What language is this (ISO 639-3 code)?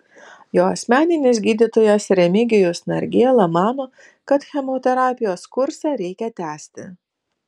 lit